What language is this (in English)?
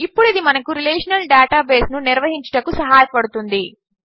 Telugu